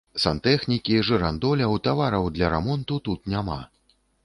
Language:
Belarusian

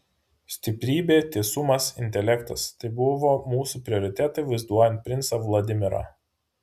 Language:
Lithuanian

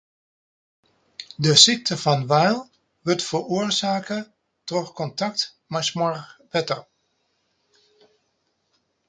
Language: Western Frisian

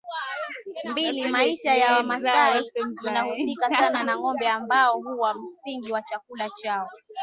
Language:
Swahili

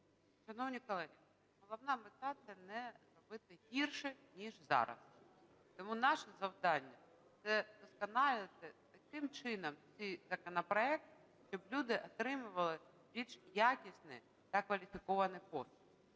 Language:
Ukrainian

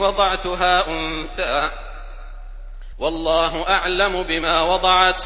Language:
Arabic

